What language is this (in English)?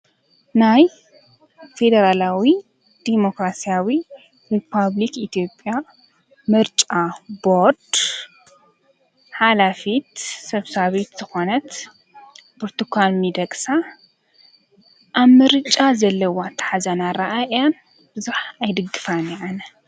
Tigrinya